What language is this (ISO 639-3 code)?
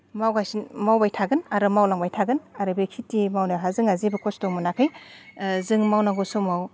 brx